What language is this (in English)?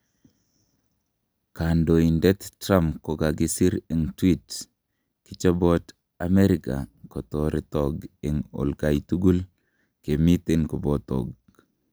Kalenjin